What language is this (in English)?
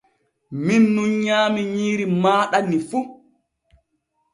Borgu Fulfulde